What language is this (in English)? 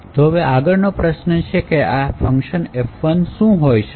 Gujarati